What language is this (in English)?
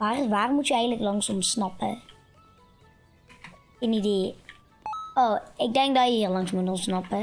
Dutch